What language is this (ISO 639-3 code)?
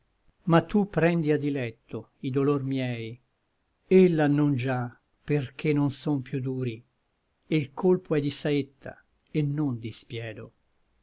ita